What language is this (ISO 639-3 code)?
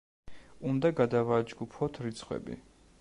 kat